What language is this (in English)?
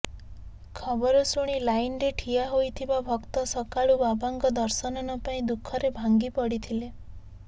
Odia